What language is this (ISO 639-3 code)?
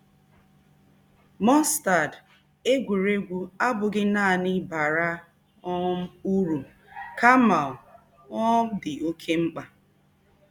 ibo